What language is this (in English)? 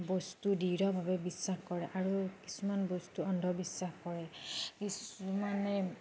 Assamese